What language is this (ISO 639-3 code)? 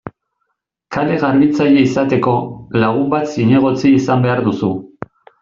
eus